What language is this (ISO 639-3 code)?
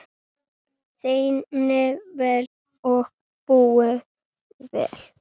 isl